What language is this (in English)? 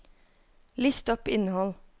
Norwegian